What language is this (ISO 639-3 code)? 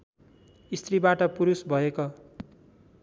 nep